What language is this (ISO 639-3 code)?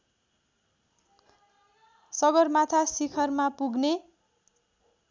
nep